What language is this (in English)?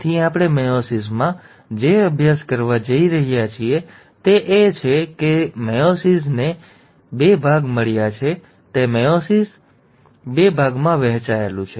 Gujarati